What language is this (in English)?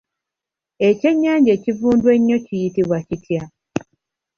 Ganda